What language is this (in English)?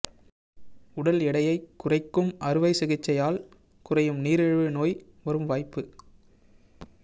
Tamil